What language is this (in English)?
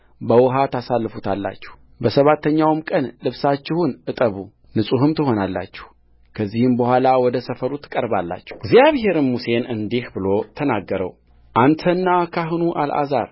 Amharic